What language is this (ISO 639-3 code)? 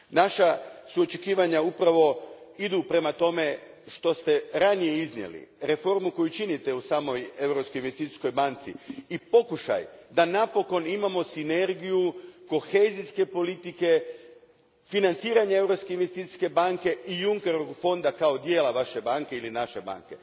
hrv